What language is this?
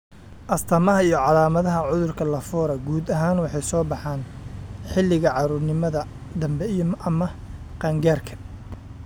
Somali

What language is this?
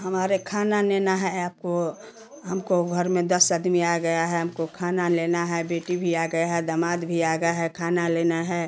Hindi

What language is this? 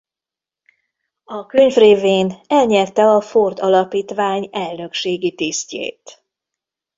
Hungarian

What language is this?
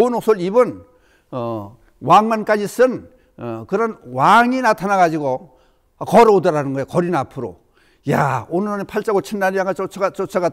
Korean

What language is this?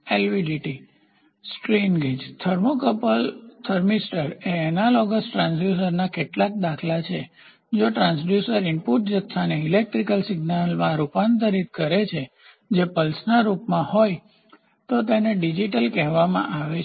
Gujarati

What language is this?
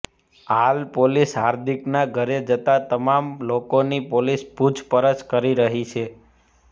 Gujarati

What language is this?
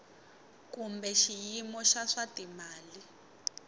Tsonga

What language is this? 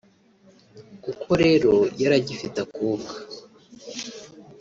Kinyarwanda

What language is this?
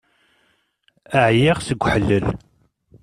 Kabyle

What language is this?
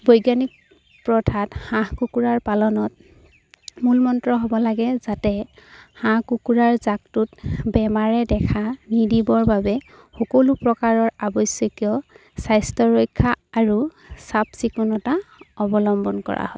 Assamese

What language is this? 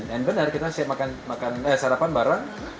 Indonesian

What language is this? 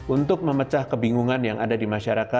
Indonesian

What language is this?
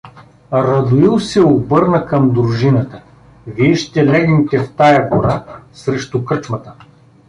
Bulgarian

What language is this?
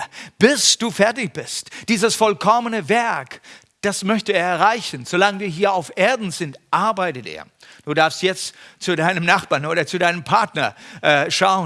German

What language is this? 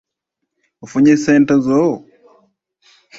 Ganda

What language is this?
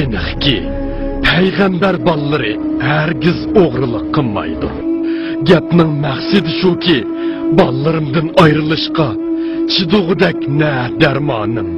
Turkish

